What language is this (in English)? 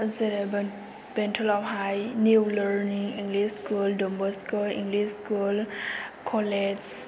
Bodo